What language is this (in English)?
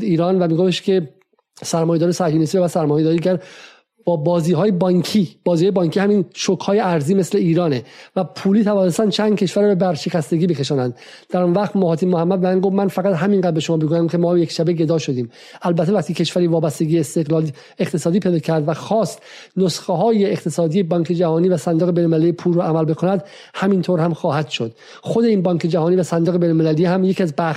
Persian